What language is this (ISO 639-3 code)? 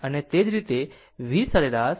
guj